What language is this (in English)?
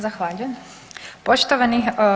Croatian